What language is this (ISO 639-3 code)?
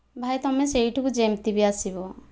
ori